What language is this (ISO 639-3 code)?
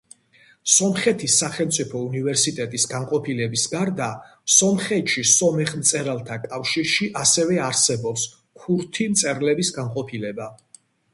kat